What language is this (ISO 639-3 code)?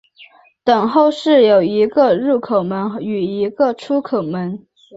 zho